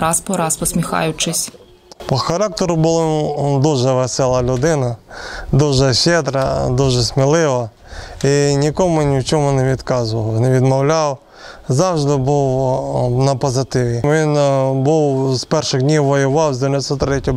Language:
Ukrainian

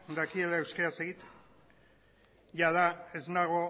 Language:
Basque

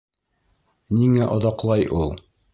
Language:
Bashkir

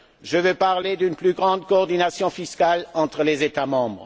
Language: French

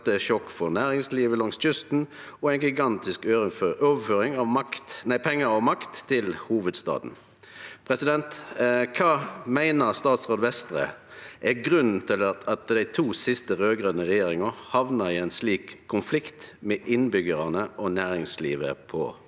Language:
Norwegian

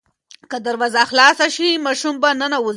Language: Pashto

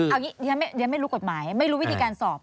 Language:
Thai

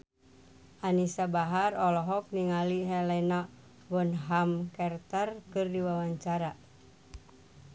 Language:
Sundanese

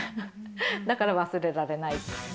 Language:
Japanese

